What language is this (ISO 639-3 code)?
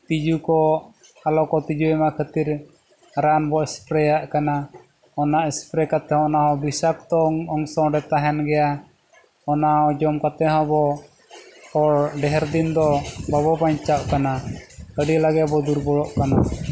sat